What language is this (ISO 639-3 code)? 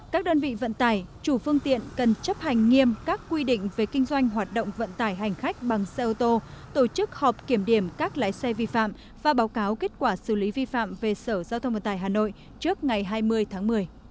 vie